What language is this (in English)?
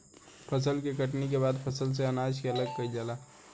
Bhojpuri